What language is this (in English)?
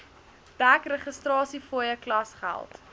Afrikaans